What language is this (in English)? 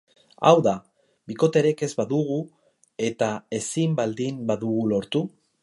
Basque